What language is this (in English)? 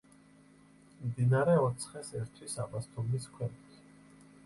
Georgian